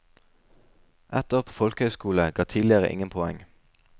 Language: Norwegian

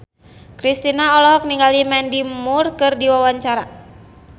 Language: Sundanese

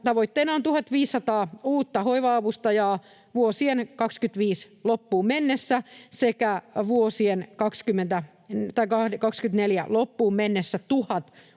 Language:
Finnish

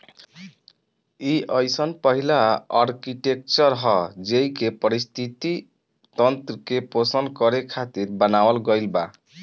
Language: Bhojpuri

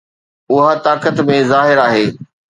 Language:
Sindhi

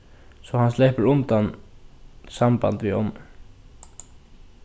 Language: Faroese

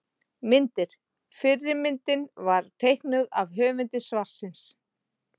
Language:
Icelandic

